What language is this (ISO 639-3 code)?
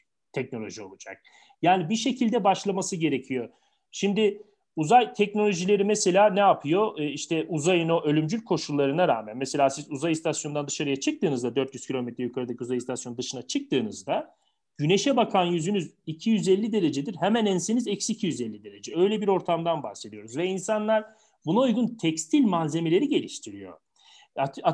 tur